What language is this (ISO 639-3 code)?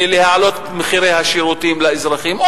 heb